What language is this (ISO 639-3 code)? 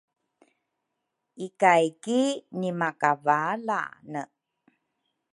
dru